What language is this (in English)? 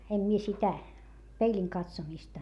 Finnish